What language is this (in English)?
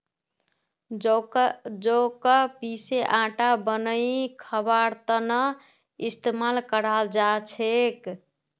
Magahi